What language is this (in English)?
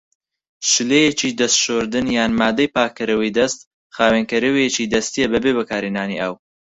Central Kurdish